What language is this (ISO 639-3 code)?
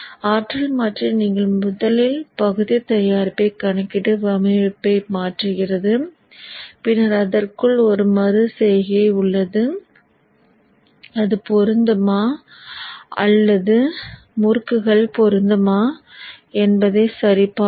tam